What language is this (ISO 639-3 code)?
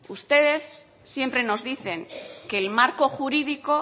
spa